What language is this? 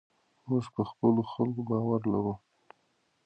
Pashto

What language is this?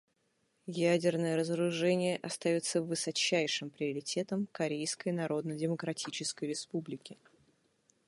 Russian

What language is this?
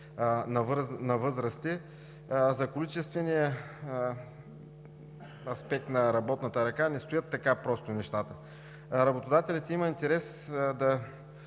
Bulgarian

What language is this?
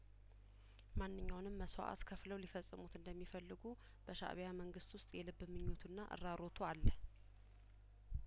Amharic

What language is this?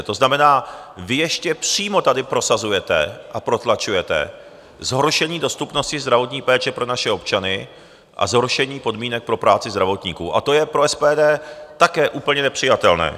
Czech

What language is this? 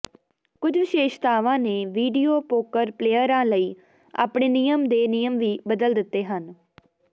Punjabi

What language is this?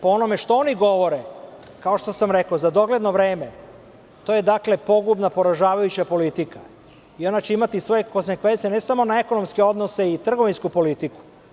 Serbian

